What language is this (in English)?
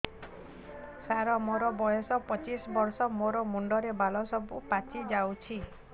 Odia